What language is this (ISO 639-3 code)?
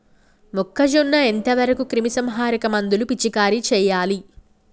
tel